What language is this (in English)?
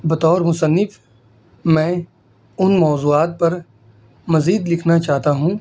Urdu